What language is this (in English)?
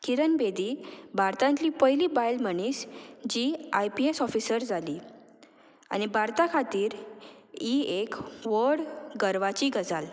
Konkani